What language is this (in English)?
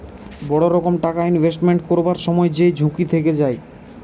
Bangla